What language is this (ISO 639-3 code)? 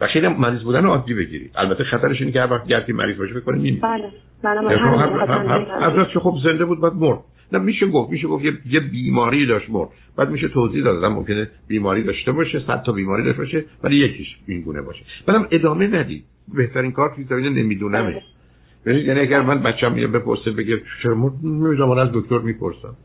fas